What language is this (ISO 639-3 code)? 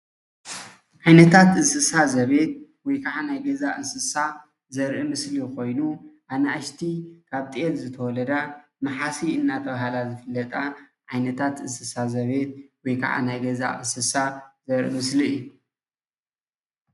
tir